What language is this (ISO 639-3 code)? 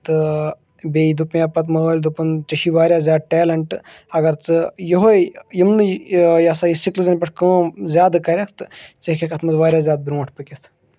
kas